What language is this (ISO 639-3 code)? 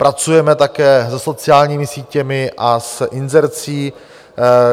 ces